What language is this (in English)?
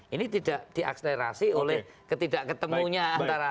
Indonesian